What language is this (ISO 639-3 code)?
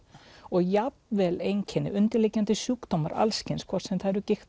isl